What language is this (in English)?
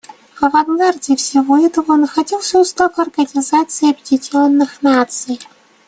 Russian